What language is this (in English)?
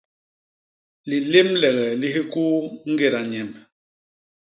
Basaa